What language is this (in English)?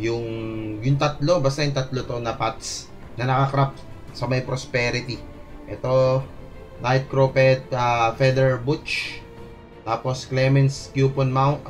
Filipino